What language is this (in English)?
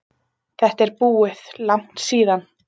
Icelandic